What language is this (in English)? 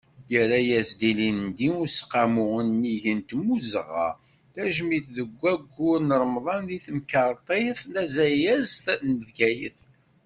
Kabyle